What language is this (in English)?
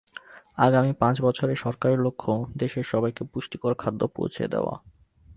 Bangla